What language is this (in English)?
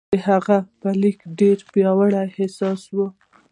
Pashto